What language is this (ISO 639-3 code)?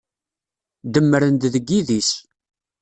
kab